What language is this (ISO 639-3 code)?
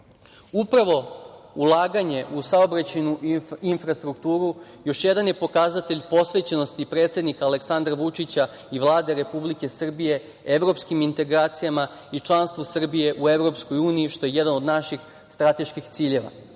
srp